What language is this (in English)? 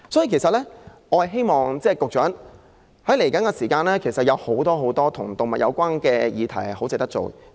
Cantonese